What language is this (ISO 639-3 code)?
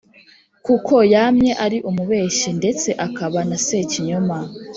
kin